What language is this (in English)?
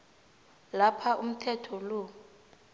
South Ndebele